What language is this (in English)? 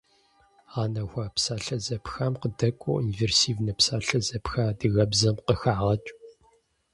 Kabardian